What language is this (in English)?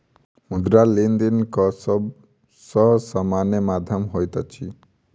Maithili